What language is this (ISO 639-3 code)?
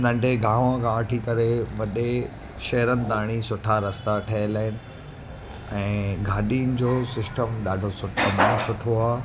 snd